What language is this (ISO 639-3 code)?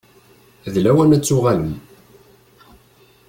kab